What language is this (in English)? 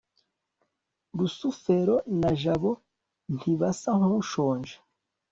Kinyarwanda